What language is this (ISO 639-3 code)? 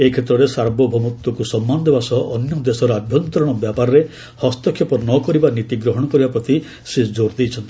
ori